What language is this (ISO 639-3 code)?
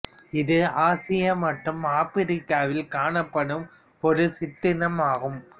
tam